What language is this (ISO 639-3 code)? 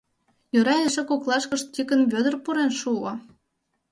chm